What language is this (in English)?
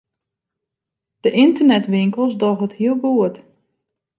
Western Frisian